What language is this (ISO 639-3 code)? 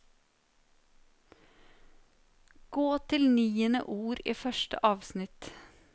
nor